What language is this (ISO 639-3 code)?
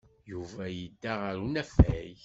kab